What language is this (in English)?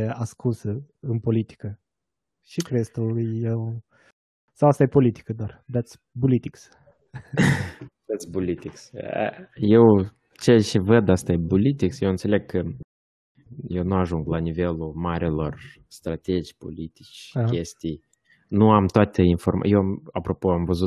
Romanian